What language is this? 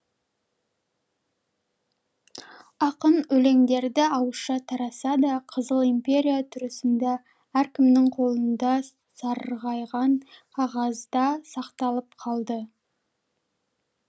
Kazakh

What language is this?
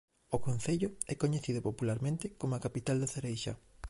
Galician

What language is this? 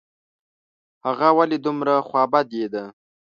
Pashto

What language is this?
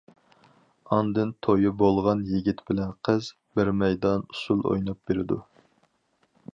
Uyghur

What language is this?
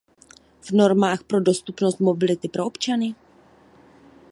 Czech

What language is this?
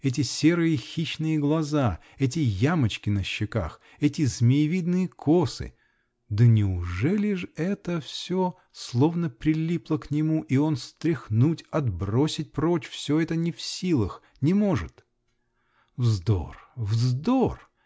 Russian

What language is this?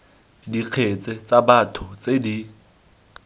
Tswana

